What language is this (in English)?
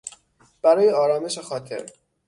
Persian